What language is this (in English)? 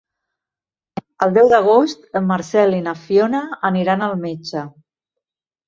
Catalan